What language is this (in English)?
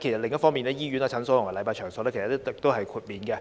Cantonese